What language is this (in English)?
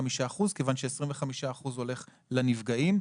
Hebrew